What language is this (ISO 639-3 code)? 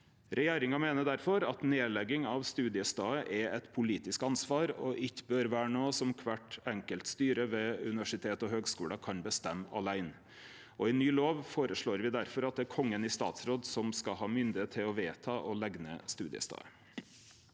nor